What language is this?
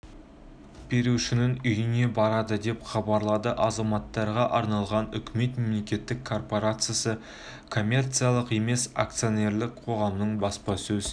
Kazakh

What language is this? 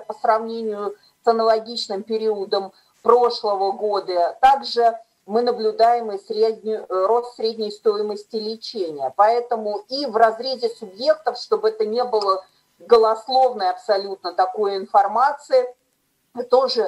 Russian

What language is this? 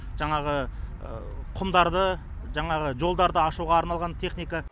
Kazakh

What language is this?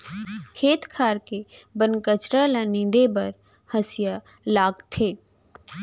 Chhattisgarhi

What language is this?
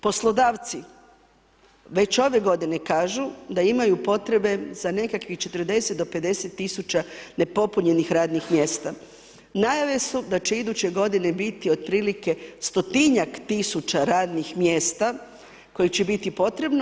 Croatian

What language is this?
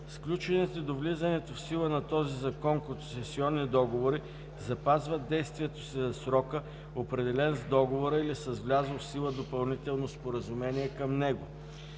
Bulgarian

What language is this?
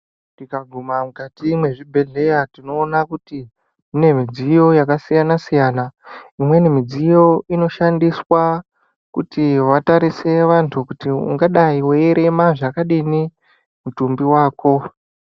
Ndau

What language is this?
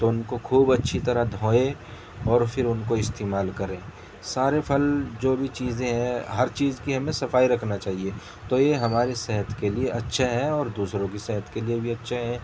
Urdu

